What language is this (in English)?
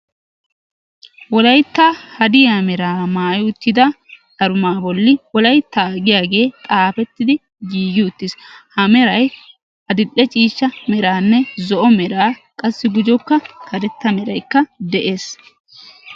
Wolaytta